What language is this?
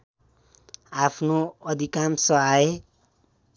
Nepali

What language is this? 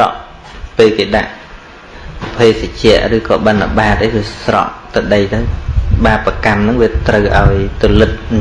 Vietnamese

